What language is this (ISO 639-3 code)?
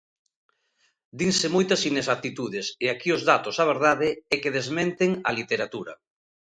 glg